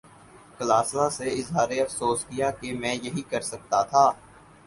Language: Urdu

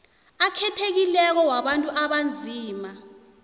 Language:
South Ndebele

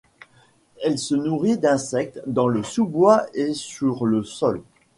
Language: French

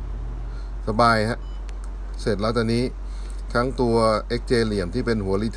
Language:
Thai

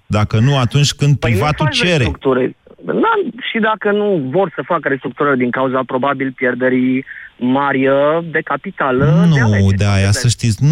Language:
Romanian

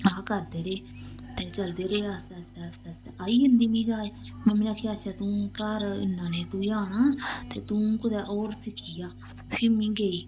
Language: Dogri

